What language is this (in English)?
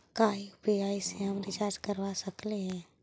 Magahi